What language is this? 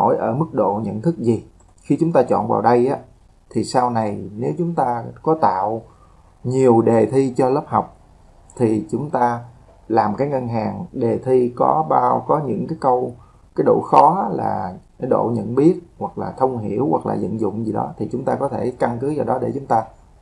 Vietnamese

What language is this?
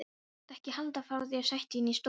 Icelandic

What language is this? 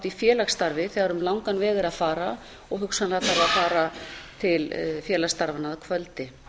Icelandic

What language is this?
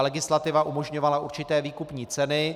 Czech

